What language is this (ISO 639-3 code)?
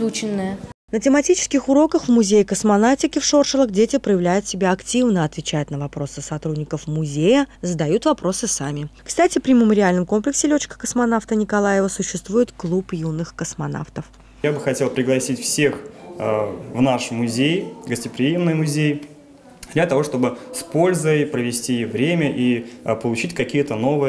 rus